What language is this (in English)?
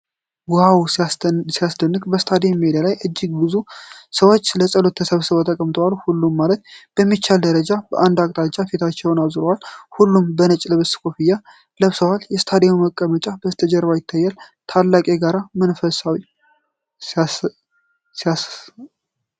Amharic